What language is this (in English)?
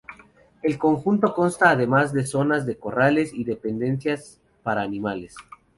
Spanish